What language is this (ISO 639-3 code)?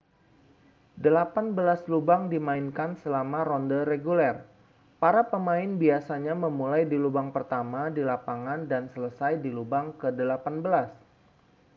ind